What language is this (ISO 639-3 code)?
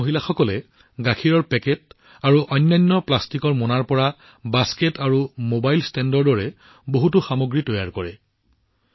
asm